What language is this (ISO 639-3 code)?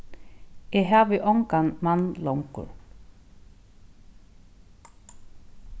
fao